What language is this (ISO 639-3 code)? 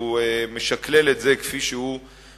heb